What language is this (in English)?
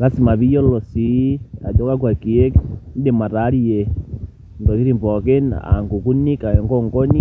Masai